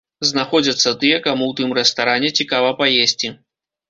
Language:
Belarusian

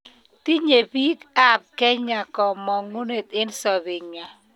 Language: Kalenjin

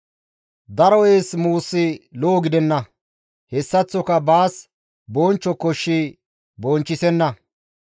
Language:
Gamo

